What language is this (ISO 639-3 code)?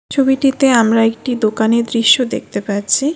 ben